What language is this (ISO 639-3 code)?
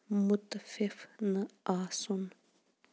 kas